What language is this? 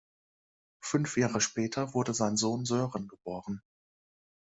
German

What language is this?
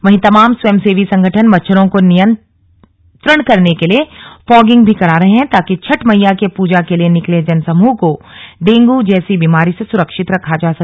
Hindi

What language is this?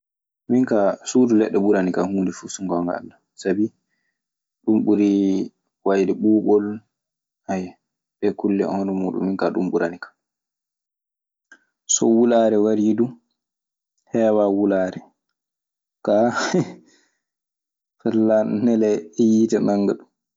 Maasina Fulfulde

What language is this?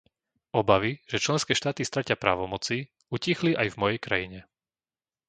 Slovak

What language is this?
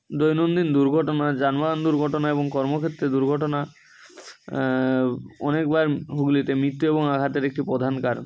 Bangla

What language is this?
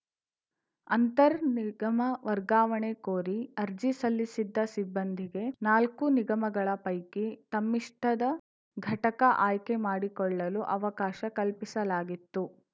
Kannada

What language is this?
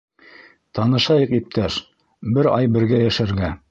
Bashkir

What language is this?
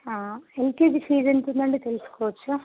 Telugu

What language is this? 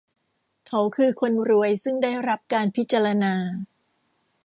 Thai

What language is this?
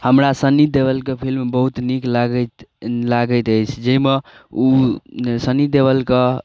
Maithili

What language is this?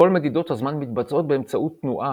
Hebrew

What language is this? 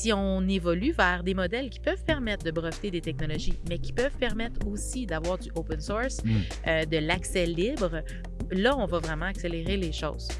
French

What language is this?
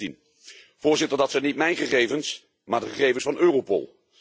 Dutch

